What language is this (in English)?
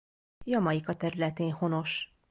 Hungarian